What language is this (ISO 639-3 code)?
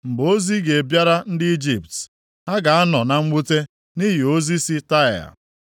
ibo